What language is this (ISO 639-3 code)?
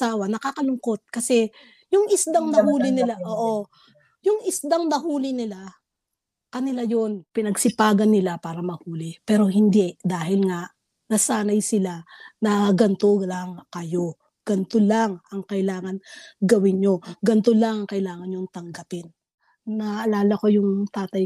fil